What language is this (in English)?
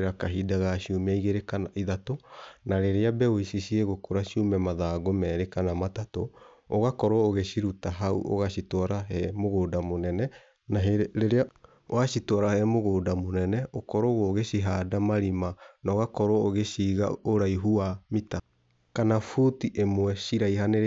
Kikuyu